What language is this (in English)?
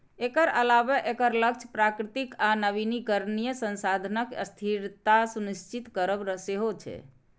Maithili